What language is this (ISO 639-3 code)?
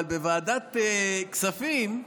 heb